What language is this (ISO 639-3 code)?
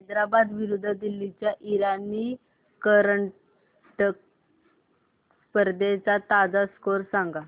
mar